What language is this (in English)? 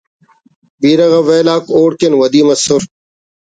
Brahui